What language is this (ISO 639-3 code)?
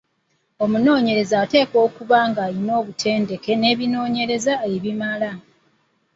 lug